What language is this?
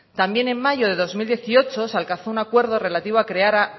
Spanish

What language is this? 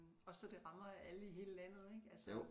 Danish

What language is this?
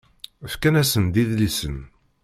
Kabyle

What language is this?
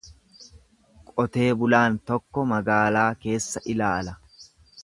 Oromo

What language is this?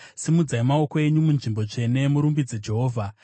Shona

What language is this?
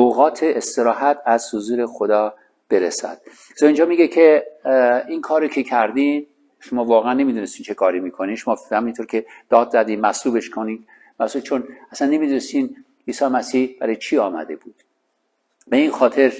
Persian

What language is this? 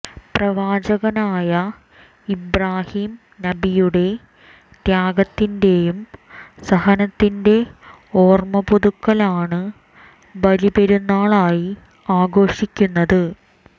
Malayalam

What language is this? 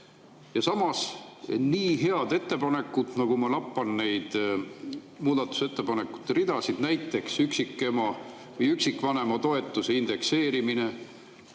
Estonian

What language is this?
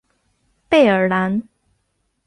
Chinese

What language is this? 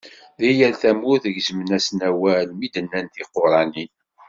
Kabyle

